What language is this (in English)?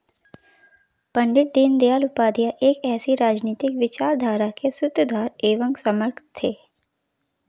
Hindi